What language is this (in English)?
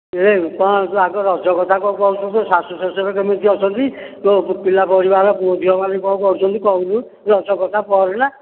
Odia